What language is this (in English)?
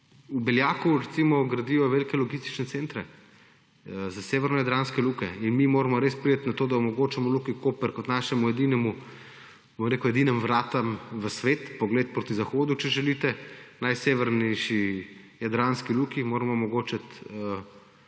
Slovenian